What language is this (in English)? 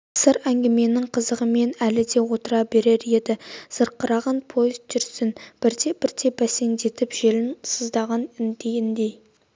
Kazakh